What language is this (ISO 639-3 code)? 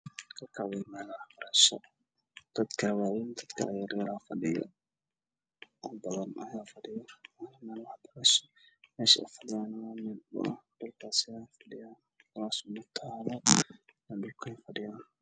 som